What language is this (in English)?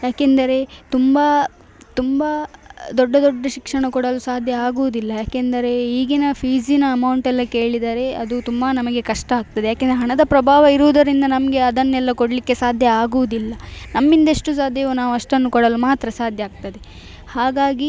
Kannada